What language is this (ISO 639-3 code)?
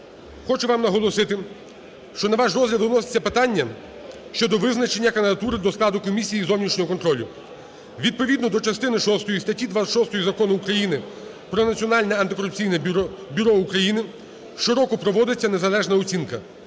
ukr